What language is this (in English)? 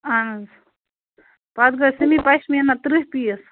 Kashmiri